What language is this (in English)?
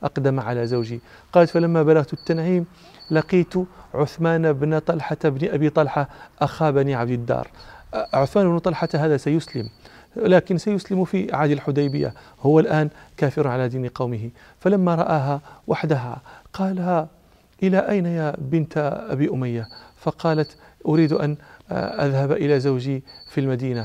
Arabic